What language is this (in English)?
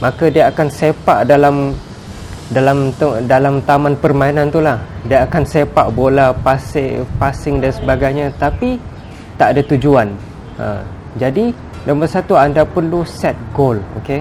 Malay